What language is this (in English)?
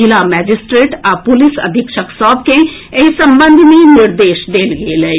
Maithili